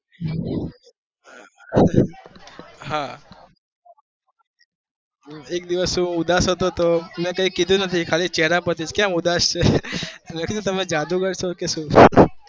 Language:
Gujarati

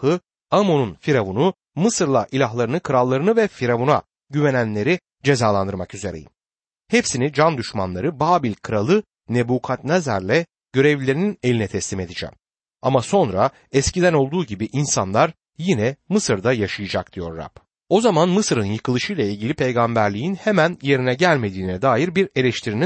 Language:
Turkish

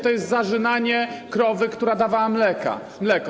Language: Polish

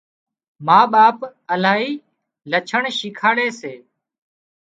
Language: Wadiyara Koli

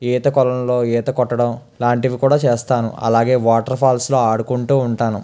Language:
Telugu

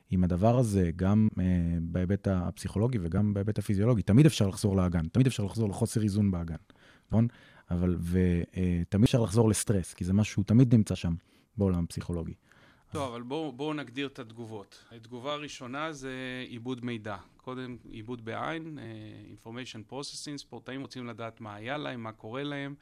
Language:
Hebrew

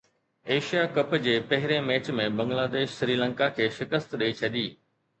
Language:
Sindhi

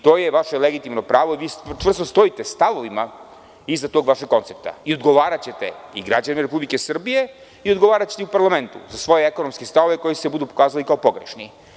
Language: Serbian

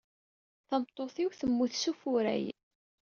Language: Kabyle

